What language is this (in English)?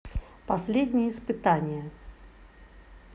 Russian